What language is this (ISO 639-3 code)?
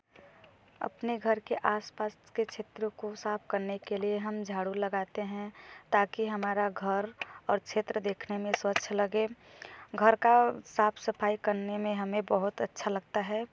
hin